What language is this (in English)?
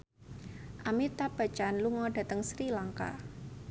Javanese